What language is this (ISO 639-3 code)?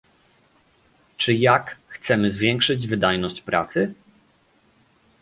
pol